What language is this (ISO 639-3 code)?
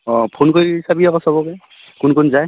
asm